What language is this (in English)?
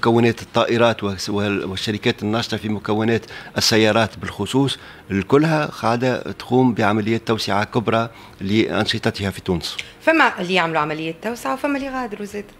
Arabic